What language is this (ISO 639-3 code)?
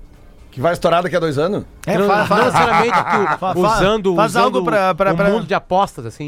por